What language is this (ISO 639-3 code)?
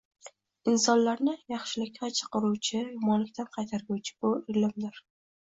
uzb